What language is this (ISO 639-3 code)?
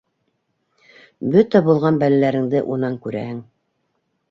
bak